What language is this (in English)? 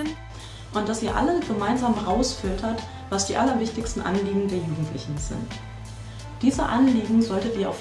German